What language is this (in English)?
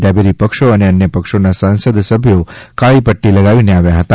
Gujarati